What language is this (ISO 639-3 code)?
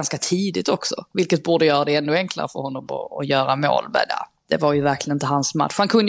swe